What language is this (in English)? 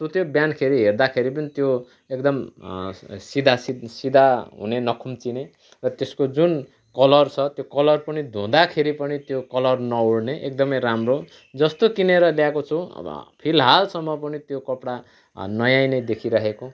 Nepali